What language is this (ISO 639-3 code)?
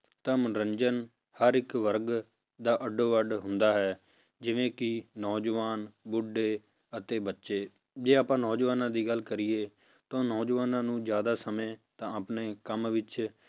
pan